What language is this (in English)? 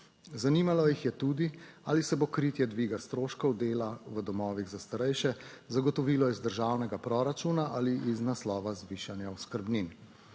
Slovenian